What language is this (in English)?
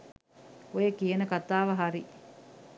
Sinhala